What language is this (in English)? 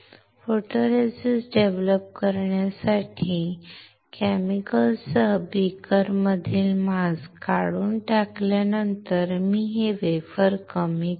Marathi